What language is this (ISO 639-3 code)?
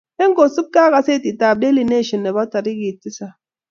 kln